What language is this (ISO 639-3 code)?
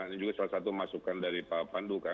ind